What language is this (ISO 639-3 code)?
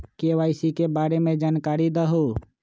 mag